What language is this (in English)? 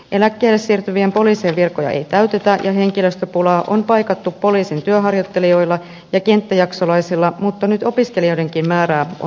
Finnish